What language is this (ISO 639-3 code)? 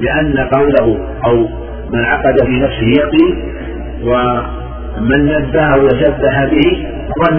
ara